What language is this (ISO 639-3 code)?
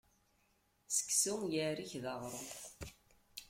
kab